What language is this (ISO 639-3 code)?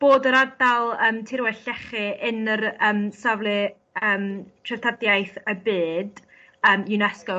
cym